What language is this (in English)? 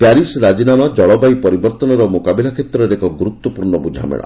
Odia